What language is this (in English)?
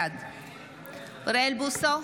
Hebrew